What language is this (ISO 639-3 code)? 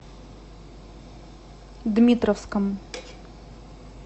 rus